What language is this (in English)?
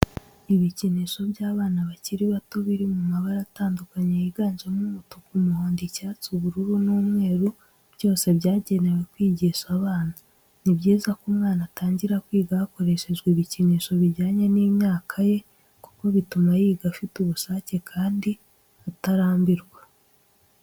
Kinyarwanda